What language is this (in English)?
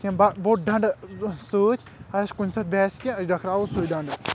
Kashmiri